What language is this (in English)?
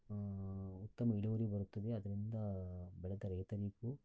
Kannada